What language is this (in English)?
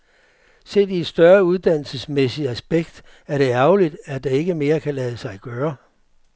Danish